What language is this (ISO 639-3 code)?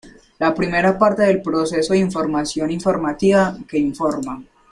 spa